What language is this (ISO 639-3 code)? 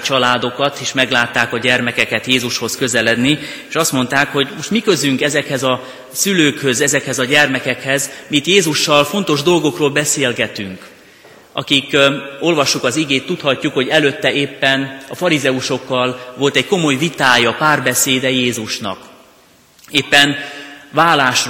hun